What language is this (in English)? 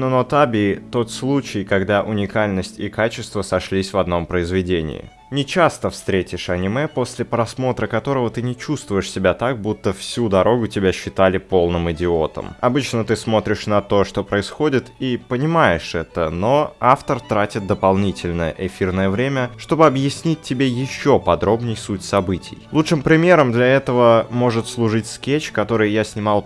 Russian